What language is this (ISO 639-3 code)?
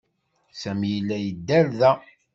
kab